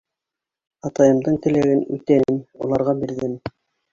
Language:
Bashkir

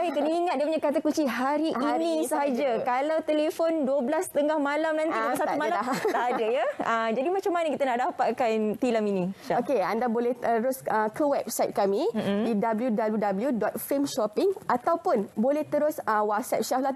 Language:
Malay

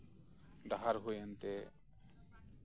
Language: Santali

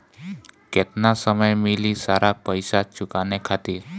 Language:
Bhojpuri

